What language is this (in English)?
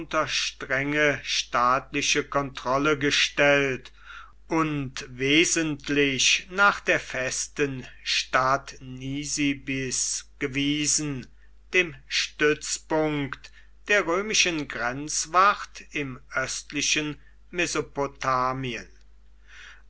German